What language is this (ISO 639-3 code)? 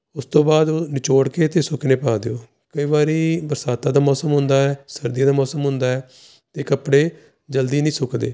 pan